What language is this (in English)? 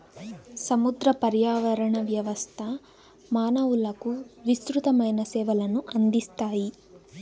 Telugu